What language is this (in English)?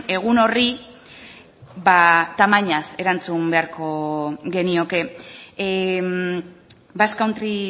Basque